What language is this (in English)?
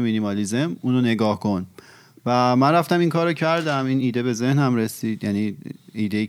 Persian